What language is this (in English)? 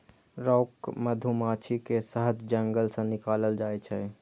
Maithili